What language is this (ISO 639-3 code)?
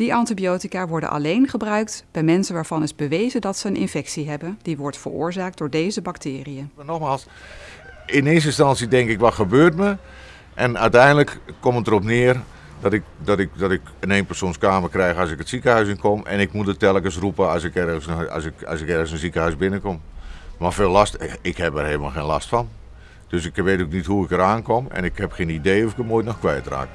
nld